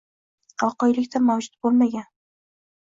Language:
Uzbek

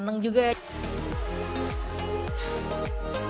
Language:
Indonesian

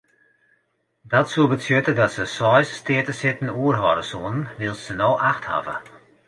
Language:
Western Frisian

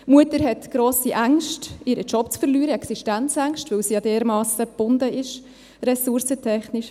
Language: Swiss German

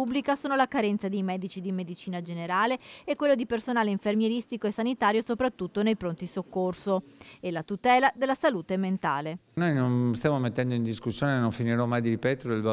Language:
Italian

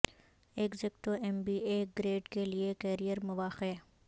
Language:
Urdu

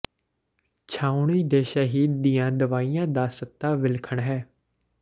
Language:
Punjabi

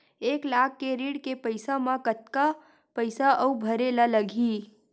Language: Chhattisgarhi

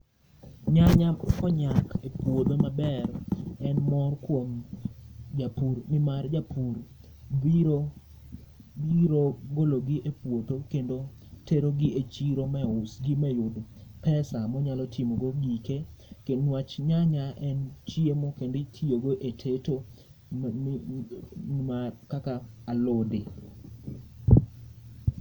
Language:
Luo (Kenya and Tanzania)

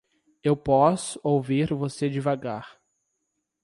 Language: Portuguese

